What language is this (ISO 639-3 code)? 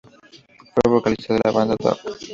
spa